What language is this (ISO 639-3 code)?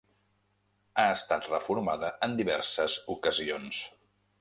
cat